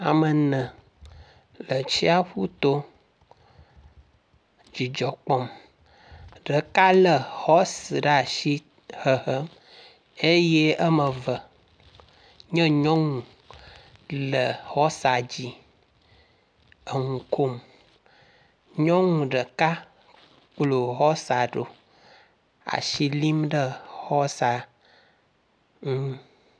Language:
Ewe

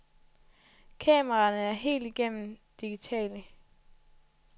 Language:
Danish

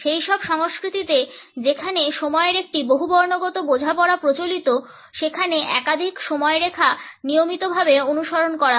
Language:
Bangla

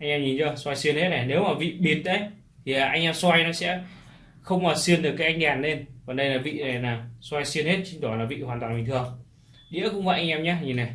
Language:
Vietnamese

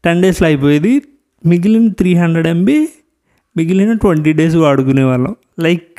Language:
Telugu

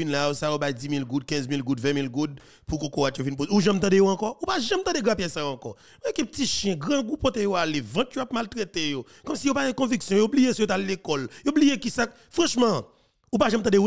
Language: French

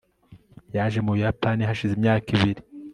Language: Kinyarwanda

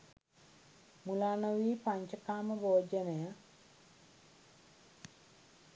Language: Sinhala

